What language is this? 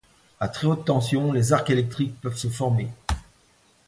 French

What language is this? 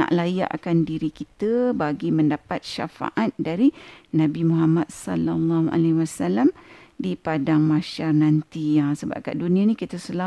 Malay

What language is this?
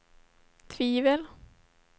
Swedish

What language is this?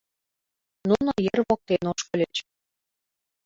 Mari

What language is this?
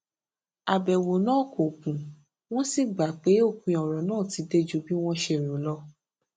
Yoruba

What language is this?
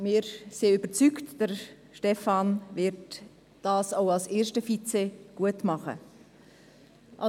Swiss German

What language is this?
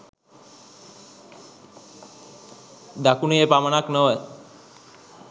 Sinhala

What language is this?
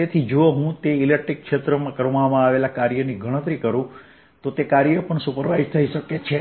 Gujarati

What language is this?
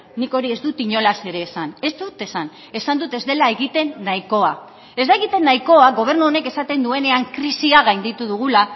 Basque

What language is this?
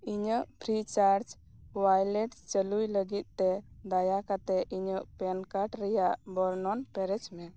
Santali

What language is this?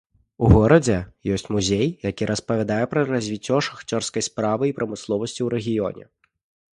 Belarusian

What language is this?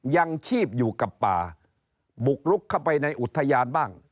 Thai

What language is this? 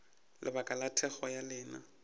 Northern Sotho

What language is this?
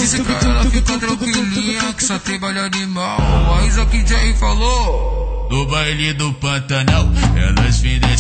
Romanian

